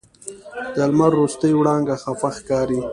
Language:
Pashto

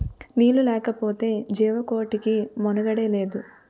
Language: Telugu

